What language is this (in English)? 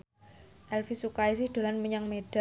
Javanese